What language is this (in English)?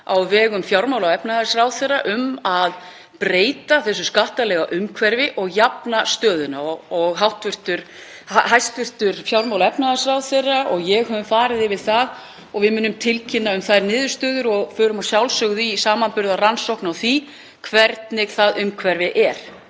Icelandic